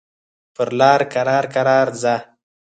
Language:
Pashto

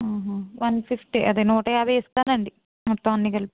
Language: Telugu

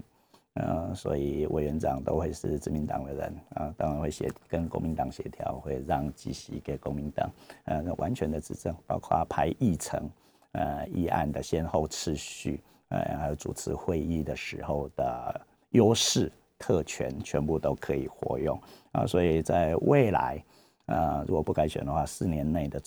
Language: Chinese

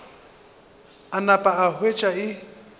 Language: Northern Sotho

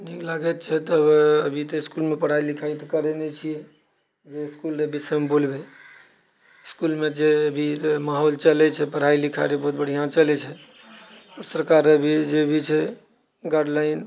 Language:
Maithili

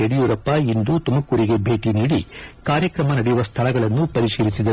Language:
Kannada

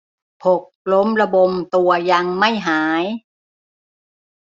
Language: Thai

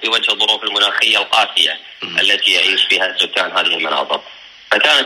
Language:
Arabic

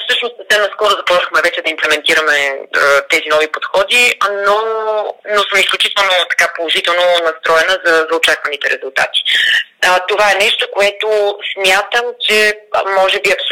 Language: Bulgarian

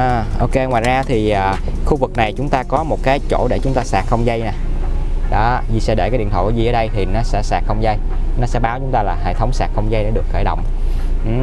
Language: Vietnamese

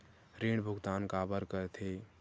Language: Chhattisgarhi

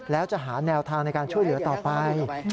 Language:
Thai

